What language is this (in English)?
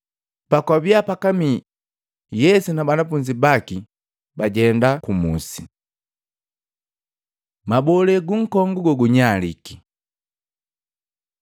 Matengo